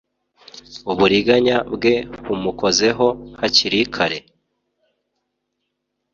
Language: Kinyarwanda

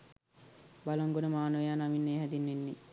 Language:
Sinhala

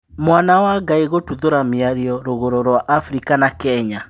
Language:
Kikuyu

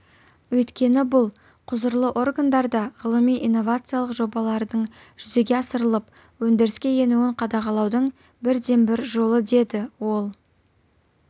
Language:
Kazakh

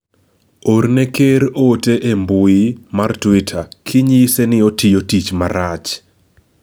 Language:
Luo (Kenya and Tanzania)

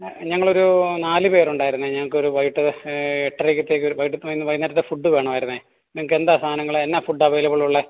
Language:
Malayalam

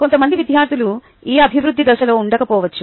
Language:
Telugu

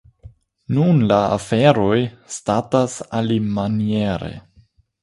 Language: Esperanto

